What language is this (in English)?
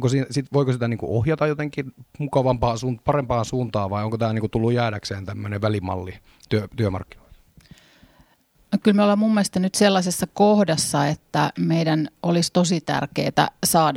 Finnish